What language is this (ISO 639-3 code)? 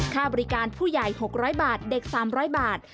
tha